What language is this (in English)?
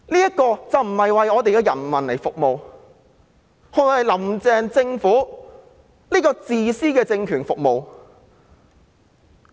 Cantonese